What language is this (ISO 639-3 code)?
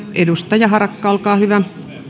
fin